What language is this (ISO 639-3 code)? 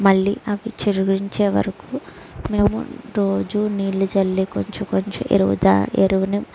tel